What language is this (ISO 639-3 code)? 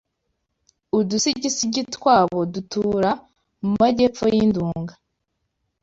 kin